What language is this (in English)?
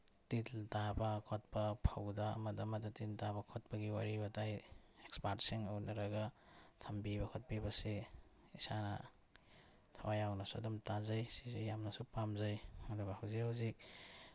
Manipuri